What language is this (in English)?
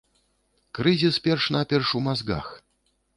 Belarusian